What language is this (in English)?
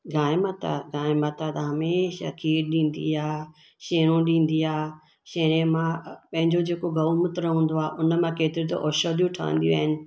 Sindhi